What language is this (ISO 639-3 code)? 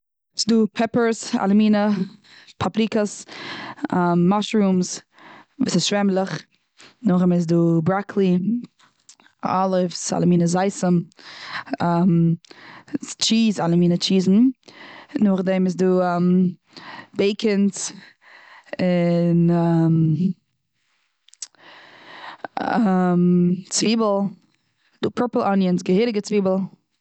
yid